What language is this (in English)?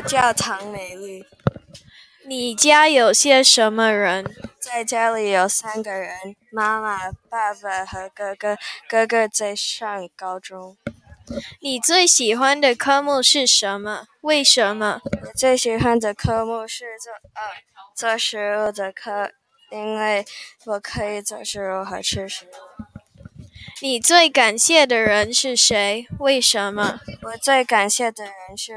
Chinese